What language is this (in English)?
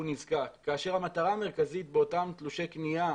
Hebrew